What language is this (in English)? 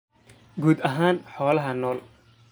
Somali